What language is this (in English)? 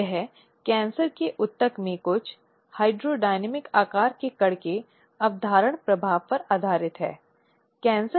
Hindi